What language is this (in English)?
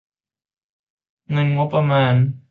Thai